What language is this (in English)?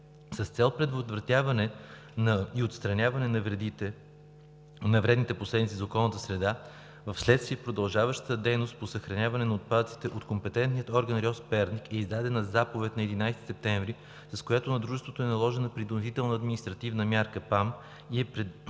Bulgarian